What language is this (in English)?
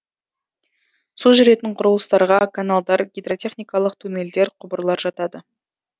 Kazakh